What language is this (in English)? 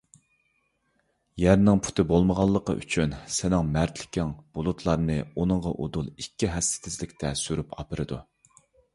Uyghur